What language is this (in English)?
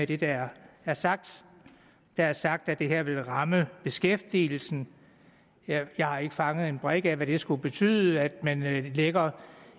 Danish